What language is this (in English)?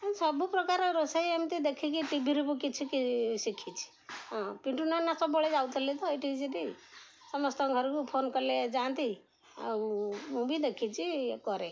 Odia